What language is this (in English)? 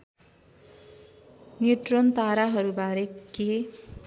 Nepali